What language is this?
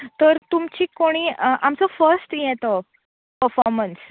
Konkani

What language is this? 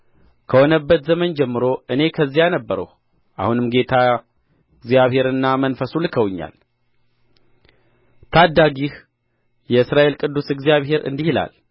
Amharic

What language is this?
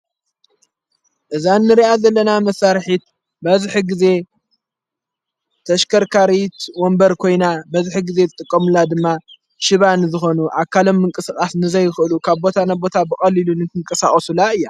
Tigrinya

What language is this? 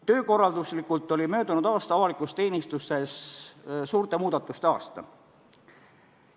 Estonian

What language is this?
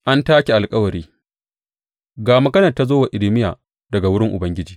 Hausa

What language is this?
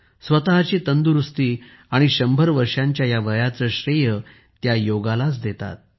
Marathi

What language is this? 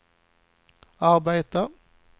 Swedish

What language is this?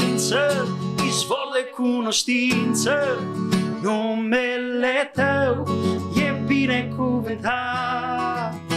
Romanian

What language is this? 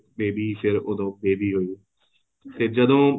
Punjabi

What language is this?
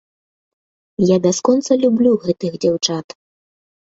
Belarusian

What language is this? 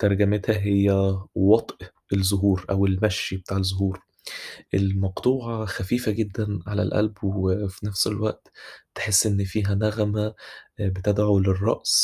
Arabic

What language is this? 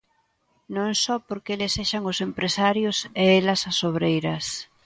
Galician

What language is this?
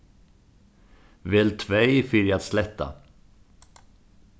Faroese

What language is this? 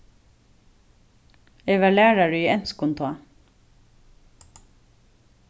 Faroese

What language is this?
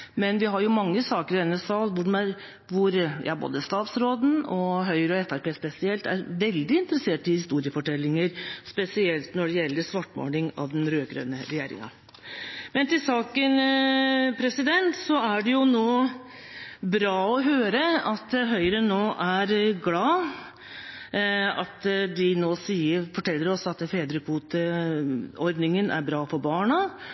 Norwegian Bokmål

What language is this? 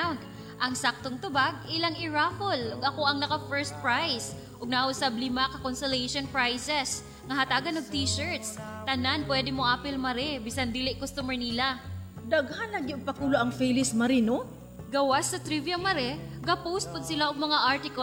Filipino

